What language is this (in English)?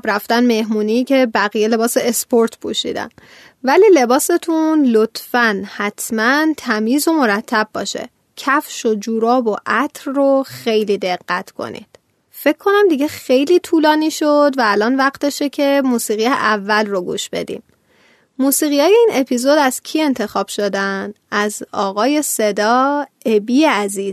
Persian